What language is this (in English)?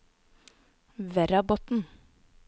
Norwegian